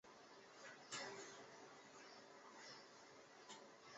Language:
Chinese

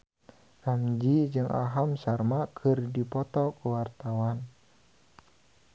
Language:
Sundanese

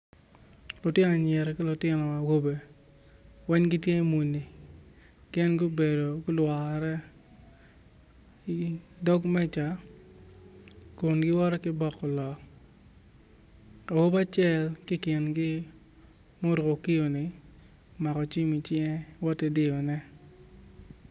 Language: Acoli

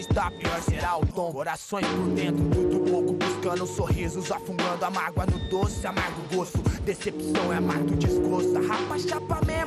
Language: Portuguese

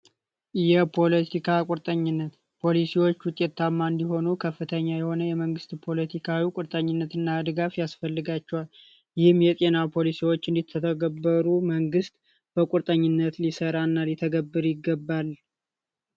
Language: Amharic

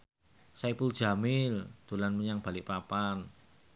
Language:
Javanese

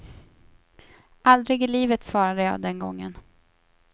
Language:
Swedish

